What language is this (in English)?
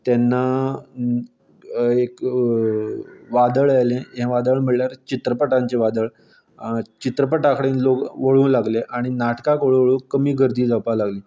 Konkani